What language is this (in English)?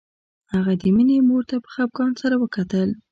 Pashto